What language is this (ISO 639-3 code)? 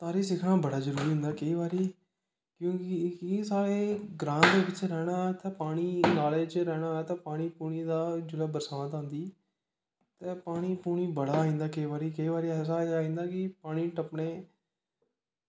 doi